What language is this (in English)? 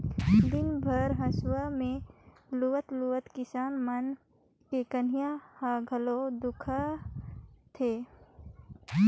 Chhattisgarhi